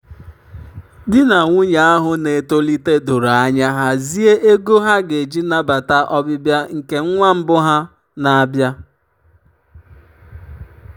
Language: Igbo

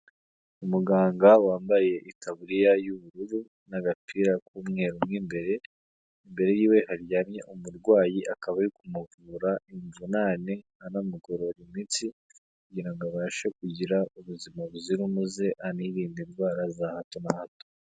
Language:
Kinyarwanda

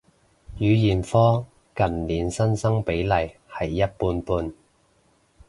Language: Cantonese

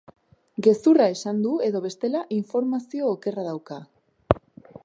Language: Basque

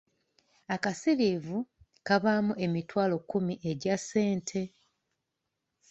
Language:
Ganda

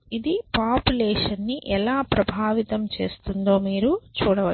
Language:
Telugu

